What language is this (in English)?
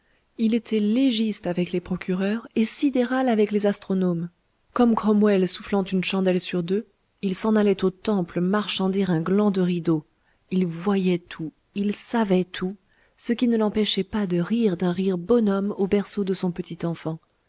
French